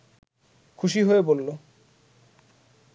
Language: Bangla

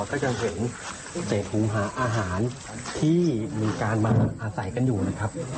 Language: Thai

